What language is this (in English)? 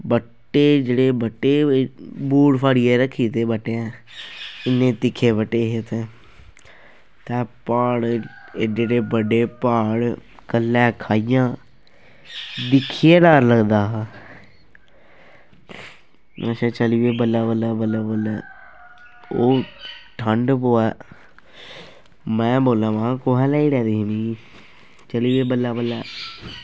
Dogri